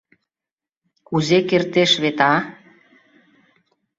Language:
Mari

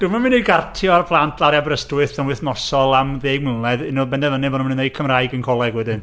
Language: Welsh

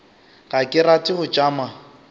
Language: Northern Sotho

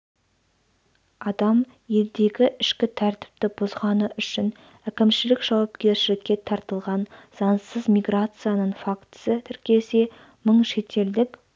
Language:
Kazakh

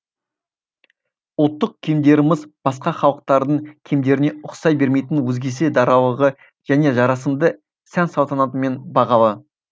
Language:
Kazakh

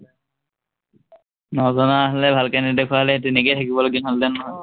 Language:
Assamese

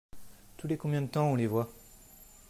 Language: French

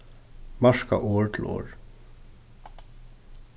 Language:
Faroese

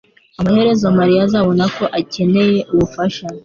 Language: Kinyarwanda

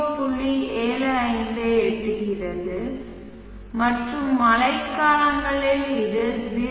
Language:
Tamil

